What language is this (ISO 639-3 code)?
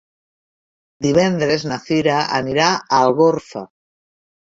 cat